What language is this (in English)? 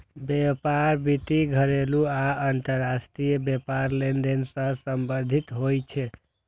Maithili